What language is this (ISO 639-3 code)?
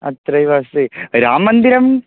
san